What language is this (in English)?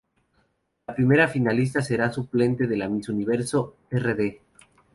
Spanish